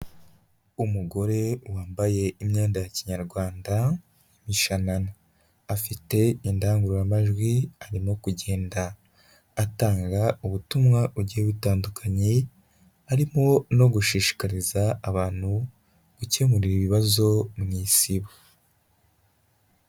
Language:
Kinyarwanda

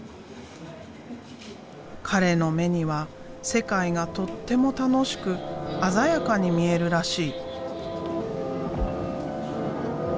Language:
Japanese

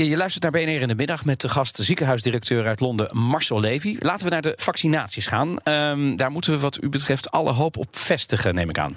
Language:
Dutch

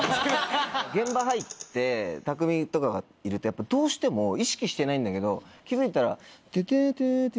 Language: Japanese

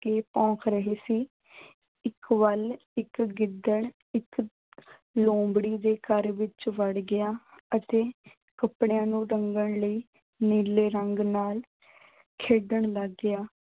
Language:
Punjabi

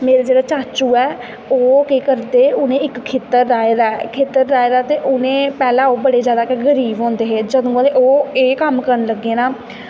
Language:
Dogri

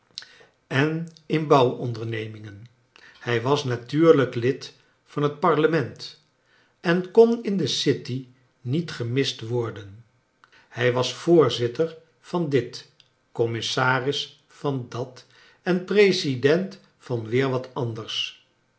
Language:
Dutch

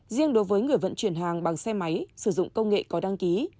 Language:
Vietnamese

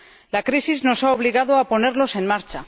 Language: Spanish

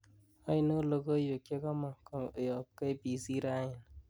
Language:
Kalenjin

